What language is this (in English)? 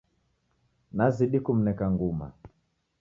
Taita